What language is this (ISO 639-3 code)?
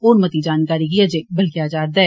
doi